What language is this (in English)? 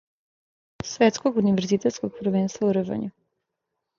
Serbian